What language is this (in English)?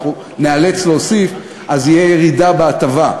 Hebrew